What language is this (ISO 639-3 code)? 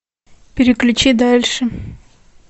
rus